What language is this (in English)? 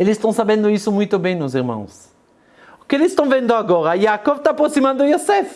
Portuguese